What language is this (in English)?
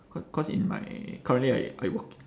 English